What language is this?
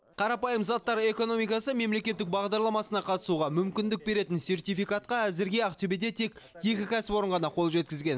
Kazakh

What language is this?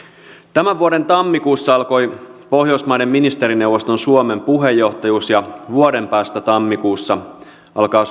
Finnish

